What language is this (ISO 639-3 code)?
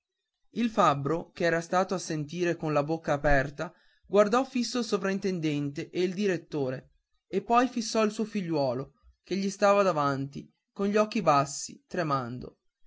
ita